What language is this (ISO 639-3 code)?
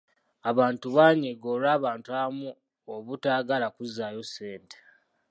lug